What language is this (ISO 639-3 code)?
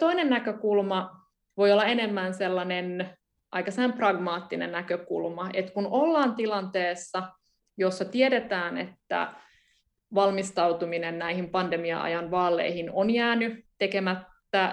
fin